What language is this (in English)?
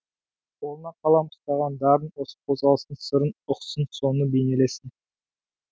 Kazakh